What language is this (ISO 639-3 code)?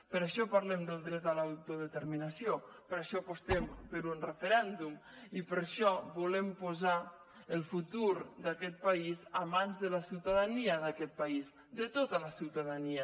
cat